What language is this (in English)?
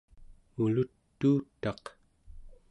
Central Yupik